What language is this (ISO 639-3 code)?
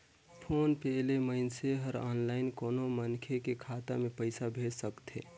hne